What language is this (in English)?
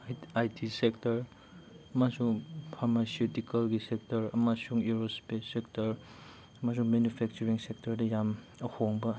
Manipuri